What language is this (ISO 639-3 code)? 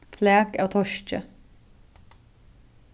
fao